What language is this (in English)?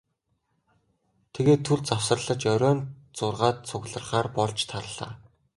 Mongolian